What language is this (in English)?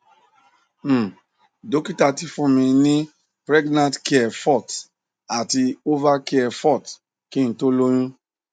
Yoruba